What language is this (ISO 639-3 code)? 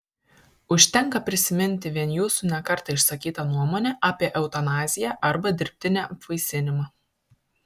lit